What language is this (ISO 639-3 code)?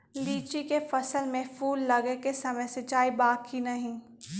mag